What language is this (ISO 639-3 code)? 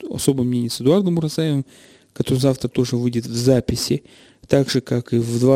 rus